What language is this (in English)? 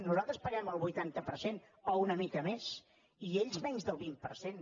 Catalan